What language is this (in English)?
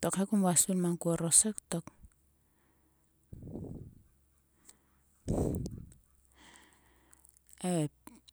Sulka